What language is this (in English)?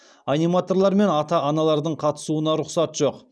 Kazakh